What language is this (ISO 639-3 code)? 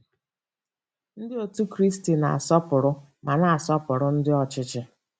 ibo